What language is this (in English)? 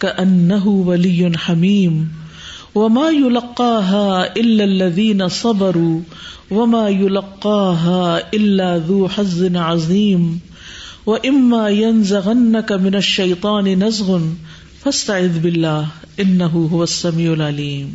Urdu